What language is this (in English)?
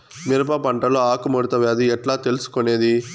Telugu